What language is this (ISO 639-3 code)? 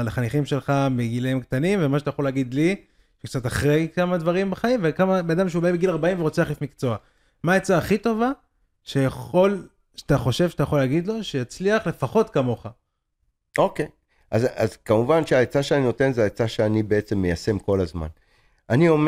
heb